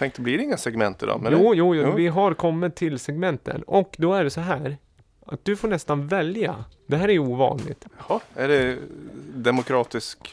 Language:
Swedish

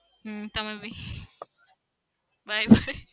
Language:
Gujarati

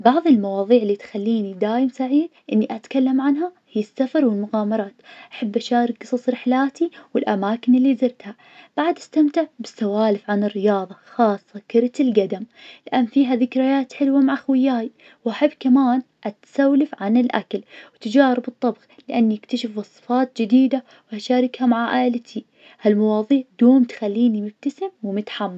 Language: Najdi Arabic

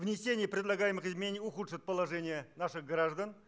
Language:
Russian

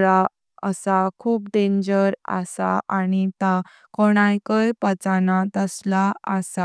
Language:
Konkani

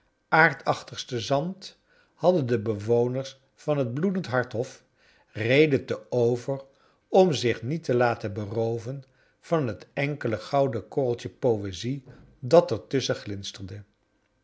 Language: Dutch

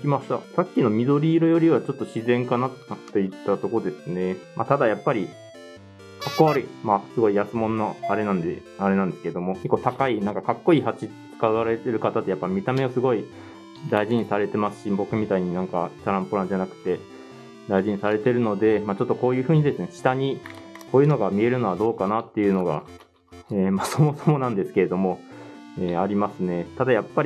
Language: Japanese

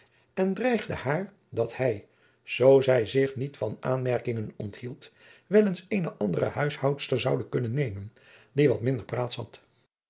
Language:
Dutch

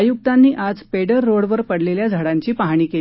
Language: Marathi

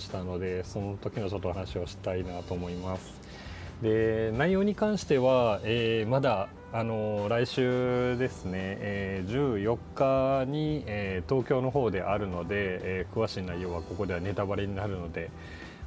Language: Japanese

